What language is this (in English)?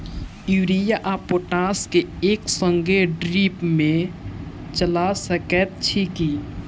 Maithili